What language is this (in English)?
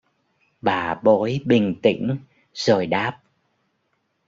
Vietnamese